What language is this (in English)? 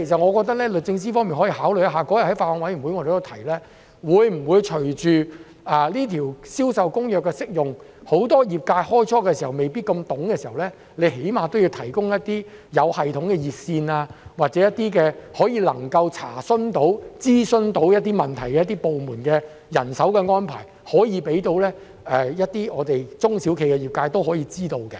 Cantonese